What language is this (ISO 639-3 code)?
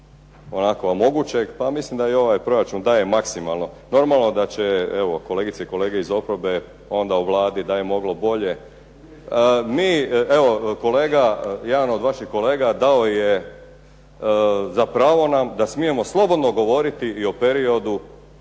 hrv